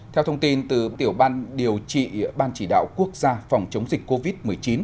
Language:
Vietnamese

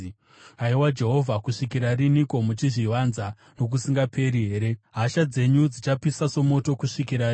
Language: Shona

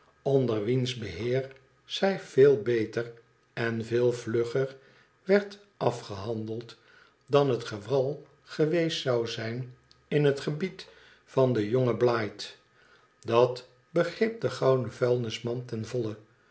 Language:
Dutch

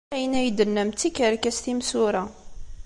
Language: Kabyle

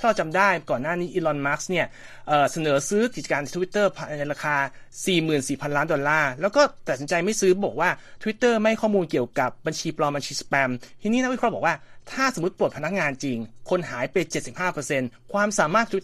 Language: Thai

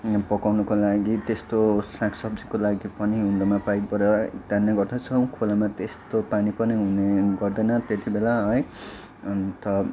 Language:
Nepali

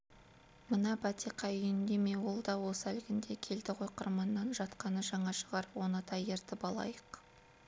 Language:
Kazakh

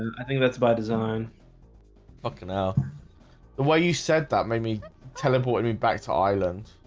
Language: English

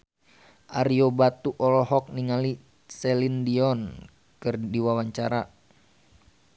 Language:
Sundanese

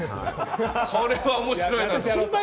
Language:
Japanese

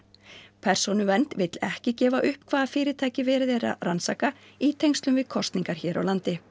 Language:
Icelandic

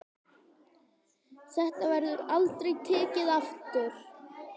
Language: Icelandic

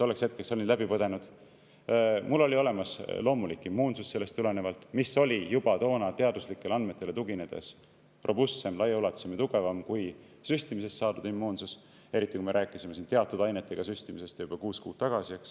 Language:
Estonian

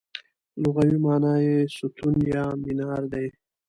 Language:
Pashto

